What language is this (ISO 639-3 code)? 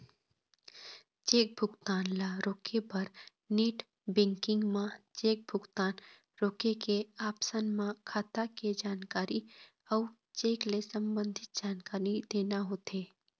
hne